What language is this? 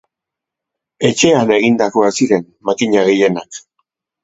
Basque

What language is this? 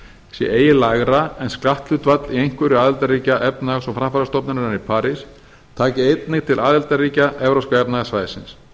Icelandic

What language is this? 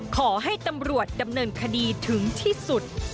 Thai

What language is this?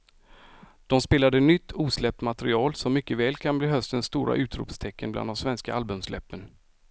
Swedish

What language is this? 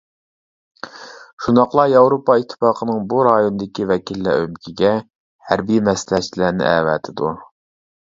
Uyghur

